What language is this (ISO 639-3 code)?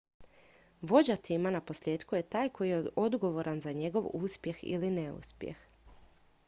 hrv